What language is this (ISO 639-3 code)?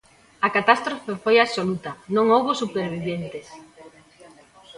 glg